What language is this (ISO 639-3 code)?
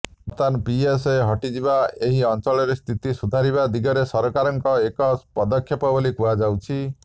ori